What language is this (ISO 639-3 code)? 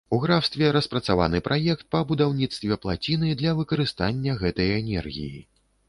bel